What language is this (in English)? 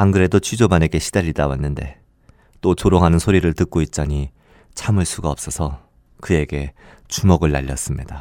Korean